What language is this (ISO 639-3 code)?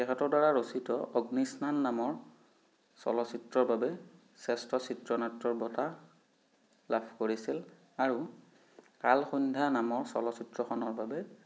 asm